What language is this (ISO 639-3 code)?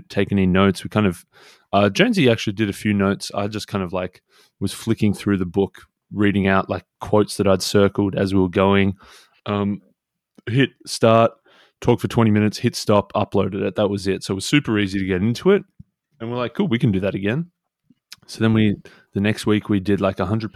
eng